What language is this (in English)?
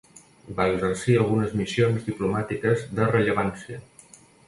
Catalan